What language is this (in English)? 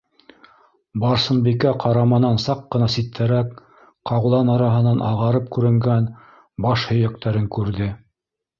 Bashkir